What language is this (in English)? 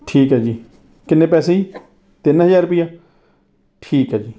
Punjabi